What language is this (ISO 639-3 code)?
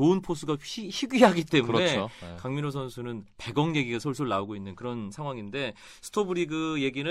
kor